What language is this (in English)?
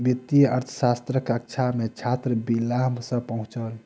Maithili